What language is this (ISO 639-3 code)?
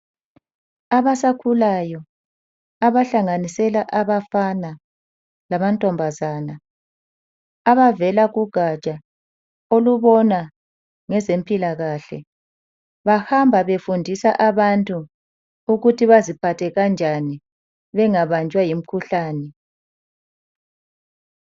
nde